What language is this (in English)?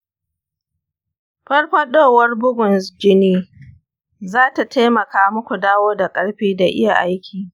Hausa